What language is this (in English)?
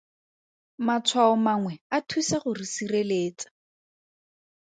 Tswana